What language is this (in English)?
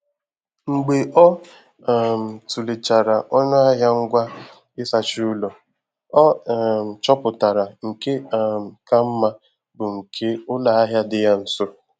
Igbo